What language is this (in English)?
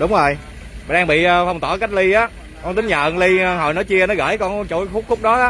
Vietnamese